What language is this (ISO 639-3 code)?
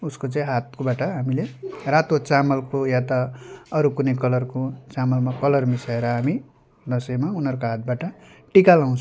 nep